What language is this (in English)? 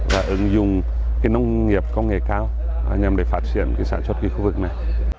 Vietnamese